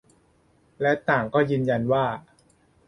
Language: Thai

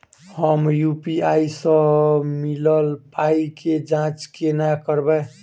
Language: Maithili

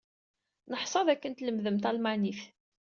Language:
Kabyle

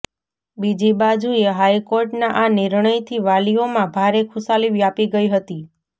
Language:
Gujarati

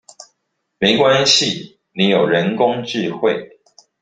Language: Chinese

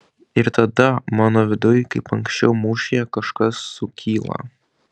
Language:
Lithuanian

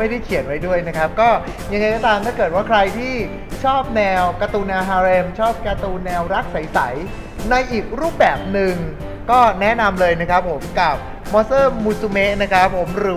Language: Thai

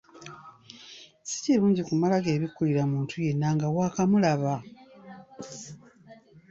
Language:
Ganda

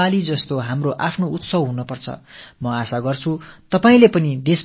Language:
Tamil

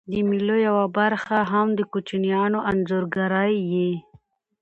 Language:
Pashto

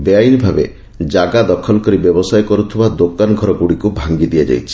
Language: Odia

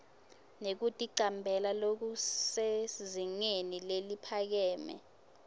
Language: Swati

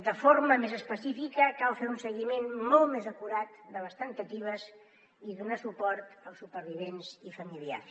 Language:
Catalan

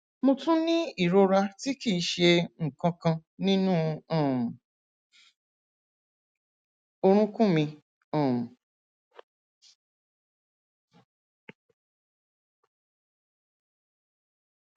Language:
Yoruba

